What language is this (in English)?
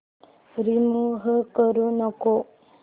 Marathi